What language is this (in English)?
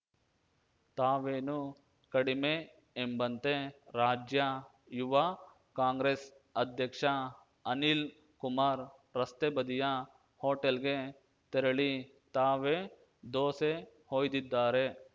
Kannada